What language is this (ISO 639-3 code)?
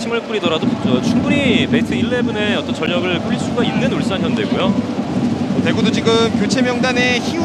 kor